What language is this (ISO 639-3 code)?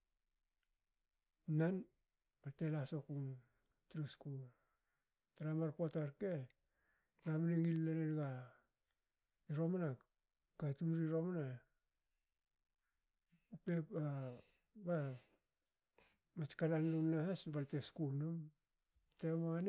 hao